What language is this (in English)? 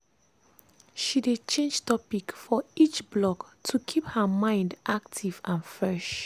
Nigerian Pidgin